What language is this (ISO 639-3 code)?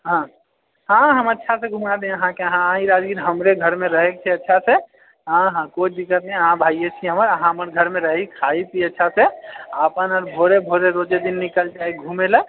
mai